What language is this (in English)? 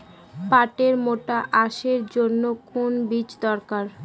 Bangla